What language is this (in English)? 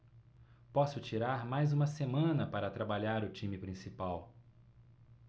Portuguese